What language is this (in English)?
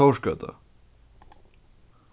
Faroese